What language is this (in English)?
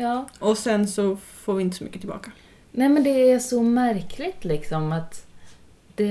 Swedish